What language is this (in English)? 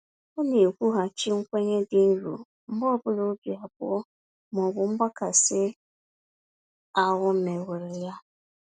Igbo